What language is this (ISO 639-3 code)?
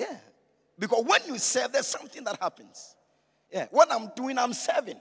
eng